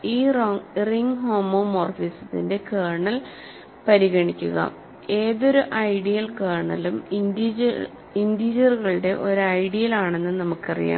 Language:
Malayalam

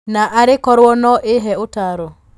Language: Kikuyu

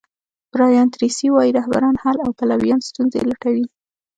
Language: Pashto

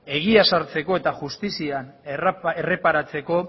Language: Basque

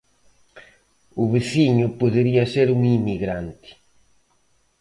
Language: Galician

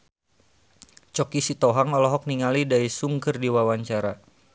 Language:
Sundanese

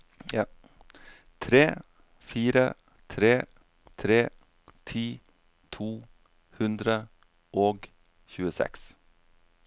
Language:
Norwegian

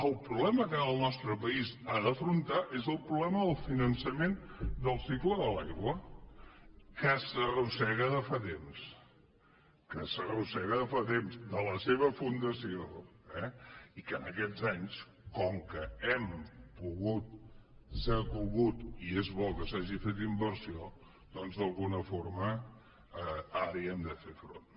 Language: Catalan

